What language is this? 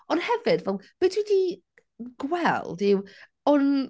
Welsh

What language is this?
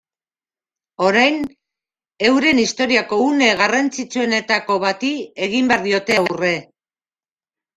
Basque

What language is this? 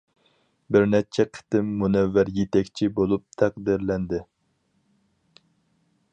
Uyghur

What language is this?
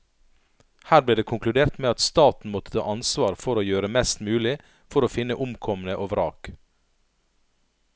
Norwegian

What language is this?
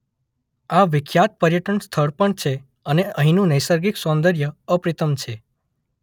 Gujarati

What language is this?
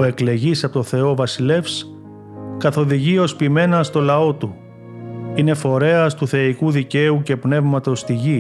Greek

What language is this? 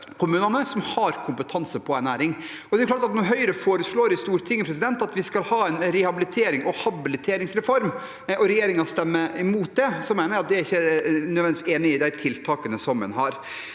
Norwegian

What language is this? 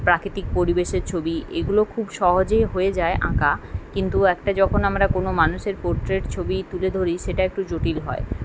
Bangla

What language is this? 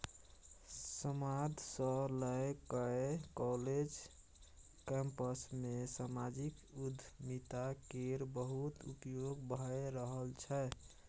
Maithili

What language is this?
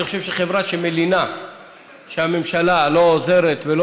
Hebrew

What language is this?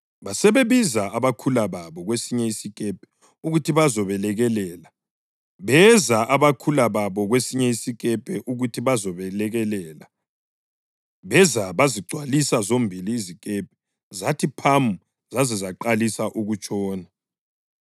North Ndebele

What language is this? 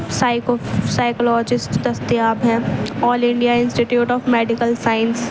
Urdu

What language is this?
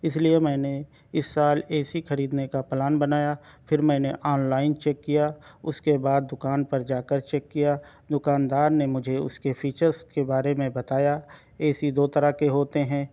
Urdu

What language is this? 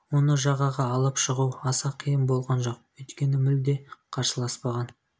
Kazakh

